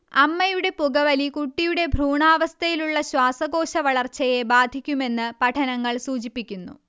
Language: Malayalam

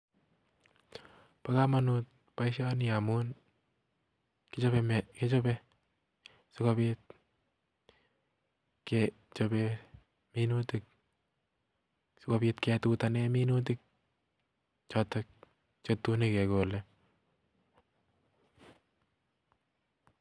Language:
Kalenjin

